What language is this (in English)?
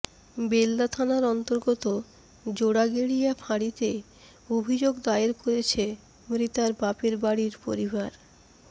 Bangla